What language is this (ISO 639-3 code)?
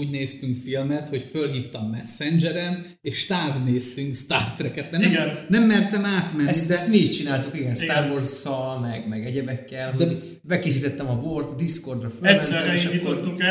hun